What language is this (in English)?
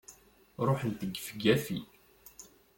Kabyle